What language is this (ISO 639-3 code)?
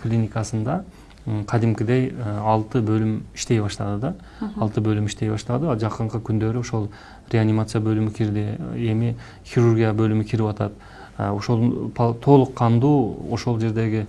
tur